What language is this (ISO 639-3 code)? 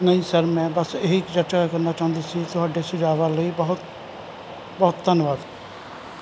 pan